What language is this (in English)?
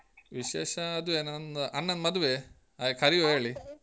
Kannada